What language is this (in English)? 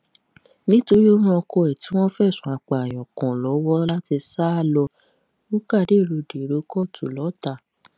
Yoruba